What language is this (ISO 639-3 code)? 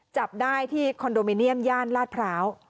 tha